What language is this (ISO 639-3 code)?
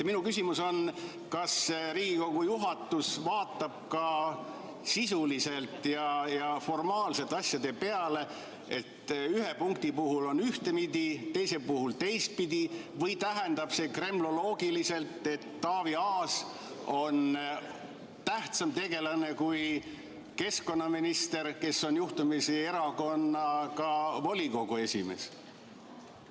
est